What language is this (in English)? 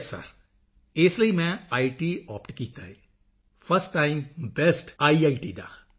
Punjabi